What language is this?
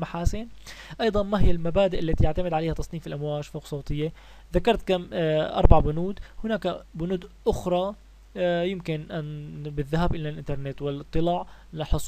Arabic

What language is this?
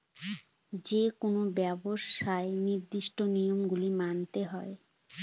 Bangla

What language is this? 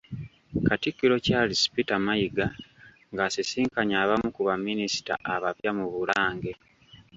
Ganda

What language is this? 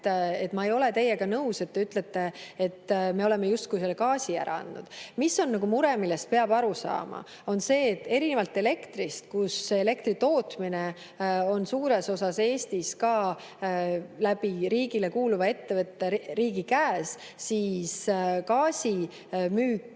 Estonian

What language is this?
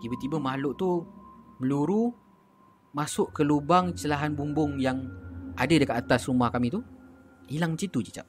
Malay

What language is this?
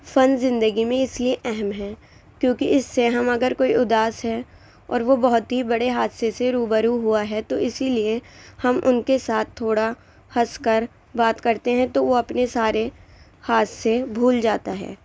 Urdu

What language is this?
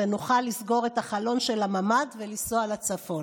Hebrew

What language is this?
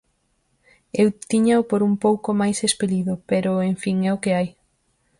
Galician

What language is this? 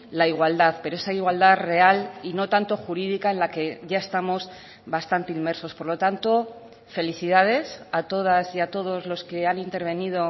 Spanish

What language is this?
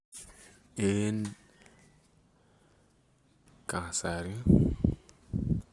Kalenjin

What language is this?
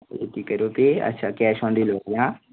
Kashmiri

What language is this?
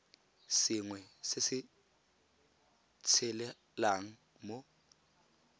Tswana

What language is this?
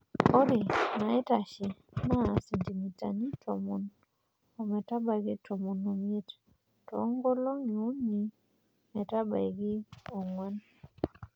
Masai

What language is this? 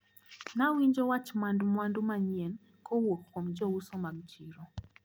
Luo (Kenya and Tanzania)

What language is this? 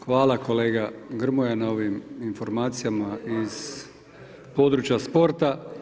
Croatian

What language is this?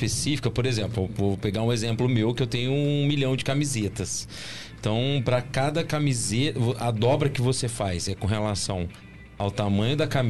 Portuguese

